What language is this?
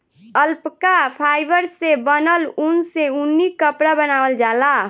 Bhojpuri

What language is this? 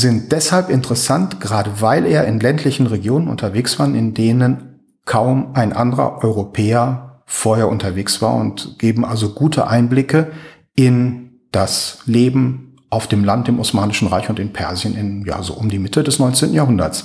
German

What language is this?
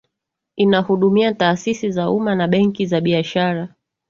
Swahili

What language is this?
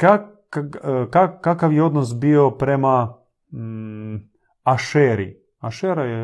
Croatian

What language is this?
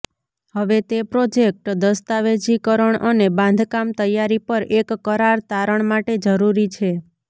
Gujarati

